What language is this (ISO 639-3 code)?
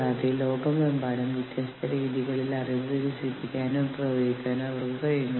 mal